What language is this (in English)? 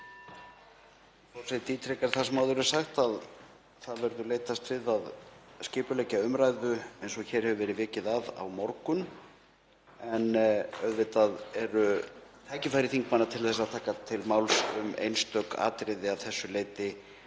Icelandic